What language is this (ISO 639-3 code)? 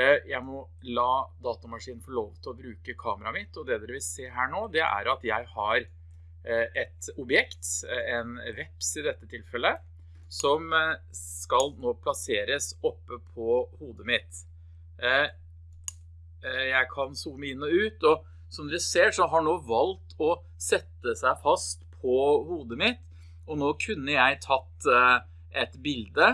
nor